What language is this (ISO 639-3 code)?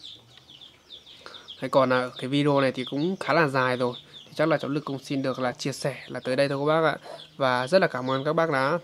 vie